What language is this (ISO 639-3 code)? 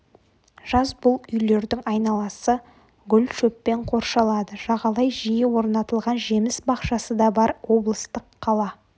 kaz